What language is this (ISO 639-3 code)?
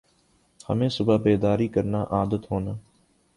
urd